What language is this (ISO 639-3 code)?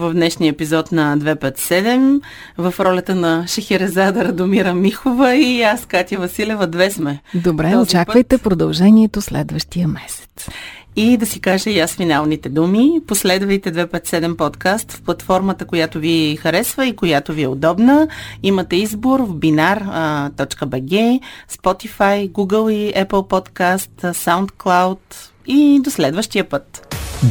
bul